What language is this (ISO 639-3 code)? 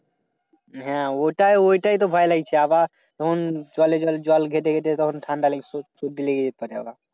ben